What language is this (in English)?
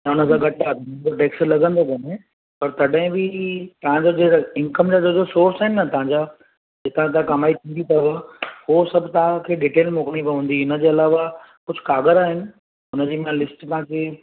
Sindhi